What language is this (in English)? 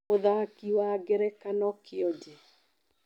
Kikuyu